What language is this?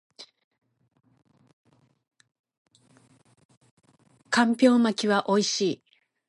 Japanese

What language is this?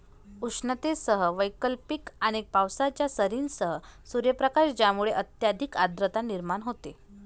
Marathi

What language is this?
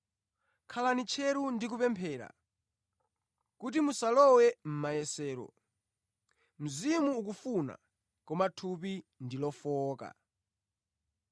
Nyanja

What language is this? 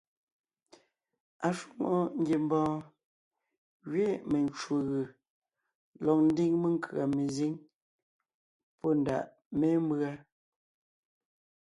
Ngiemboon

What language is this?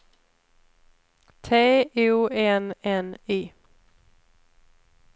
Swedish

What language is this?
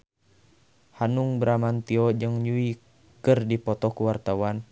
Sundanese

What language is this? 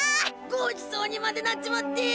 Japanese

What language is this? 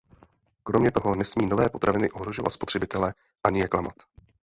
Czech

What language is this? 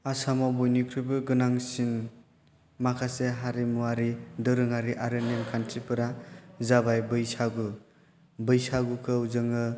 Bodo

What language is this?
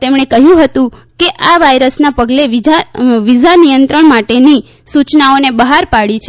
Gujarati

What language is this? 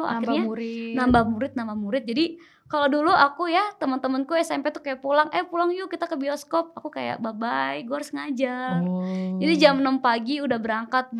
Indonesian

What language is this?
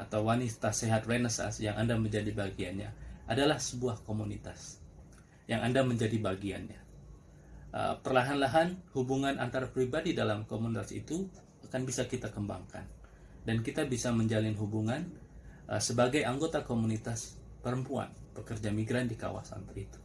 Indonesian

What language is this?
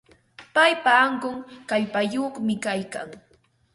Ambo-Pasco Quechua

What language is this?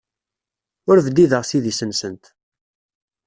Kabyle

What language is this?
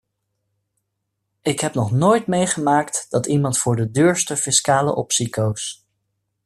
Dutch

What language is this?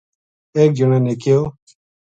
Gujari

